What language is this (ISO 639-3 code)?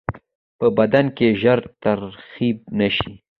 pus